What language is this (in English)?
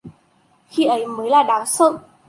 Vietnamese